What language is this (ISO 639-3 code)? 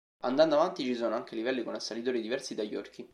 ita